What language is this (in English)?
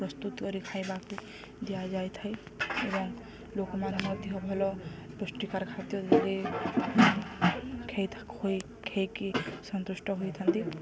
Odia